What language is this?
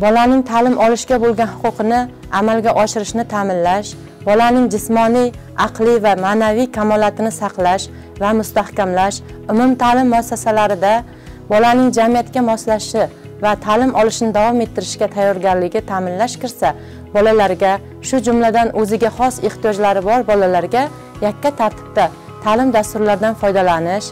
Turkish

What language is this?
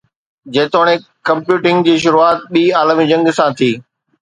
Sindhi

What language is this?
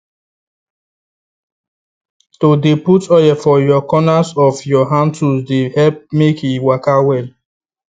Nigerian Pidgin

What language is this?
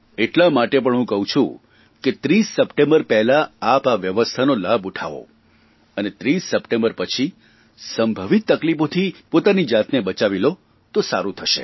Gujarati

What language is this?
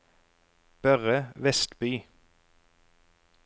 Norwegian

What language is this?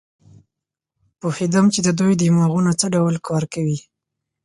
Pashto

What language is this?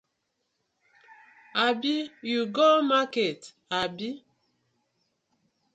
Nigerian Pidgin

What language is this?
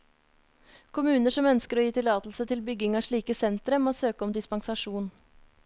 Norwegian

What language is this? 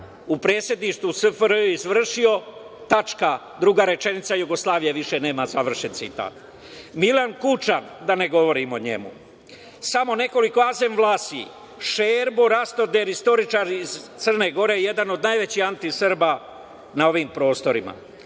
Serbian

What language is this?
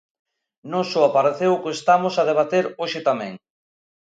Galician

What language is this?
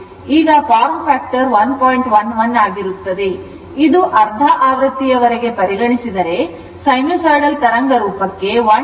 Kannada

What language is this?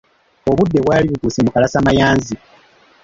Ganda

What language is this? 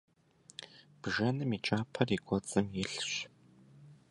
Kabardian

